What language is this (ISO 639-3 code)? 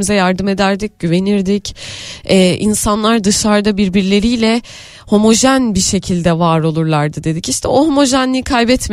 tur